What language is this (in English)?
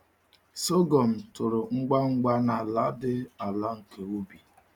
Igbo